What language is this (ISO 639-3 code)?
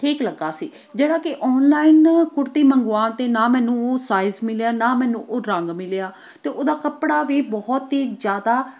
pan